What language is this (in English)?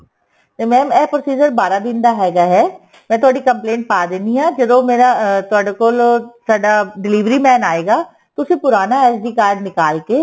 Punjabi